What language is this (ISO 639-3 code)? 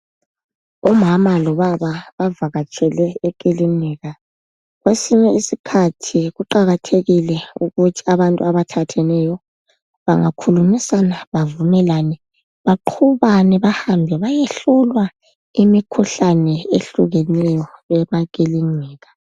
nde